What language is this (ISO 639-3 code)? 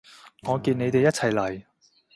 yue